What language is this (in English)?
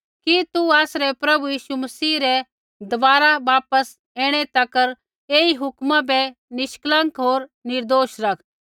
Kullu Pahari